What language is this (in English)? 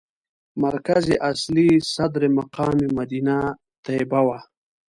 Pashto